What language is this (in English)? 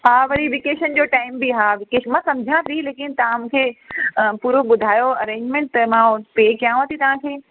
Sindhi